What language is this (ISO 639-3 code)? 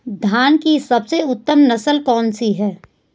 hin